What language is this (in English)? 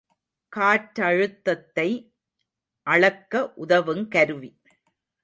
Tamil